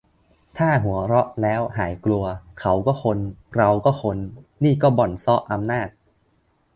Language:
Thai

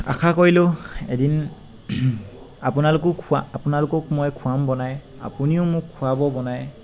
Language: Assamese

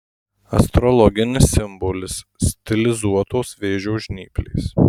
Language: Lithuanian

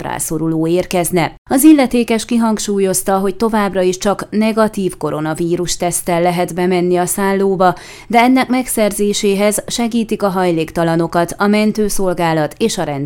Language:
Hungarian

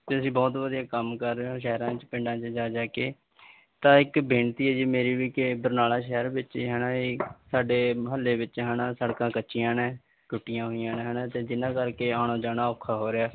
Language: Punjabi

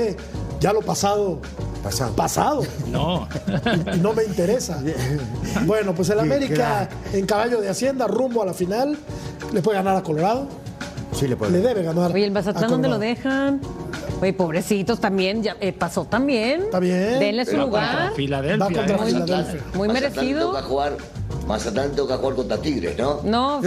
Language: Spanish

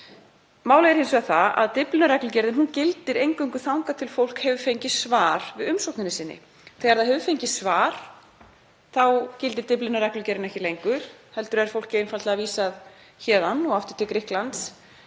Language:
Icelandic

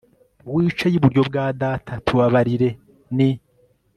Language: Kinyarwanda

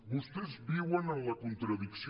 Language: Catalan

